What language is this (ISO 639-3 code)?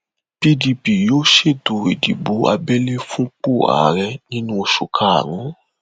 yor